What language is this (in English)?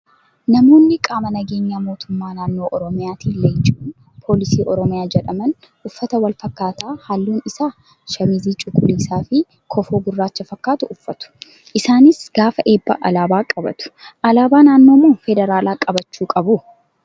Oromo